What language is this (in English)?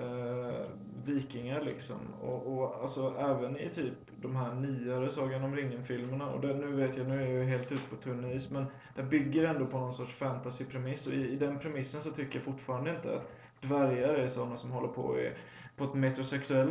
Swedish